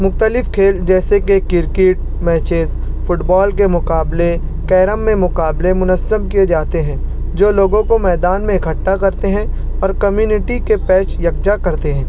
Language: Urdu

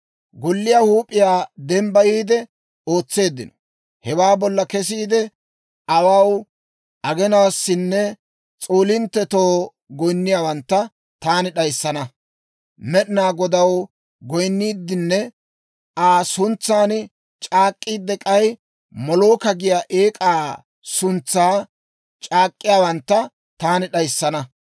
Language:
Dawro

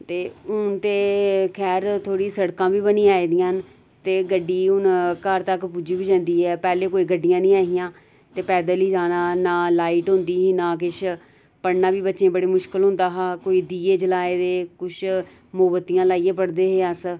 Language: Dogri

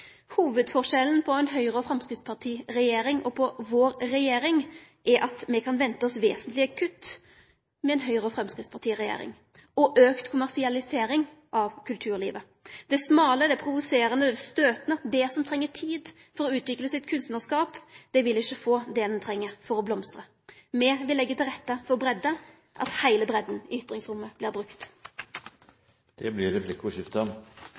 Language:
Norwegian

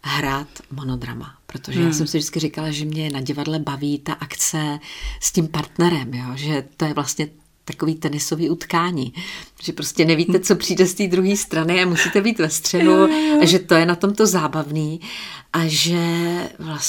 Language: Czech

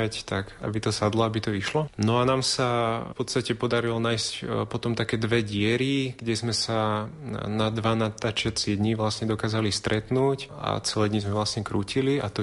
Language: Slovak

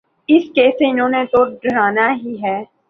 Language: Urdu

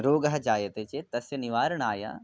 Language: Sanskrit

